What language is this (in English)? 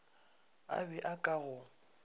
Northern Sotho